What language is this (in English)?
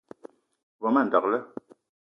Eton (Cameroon)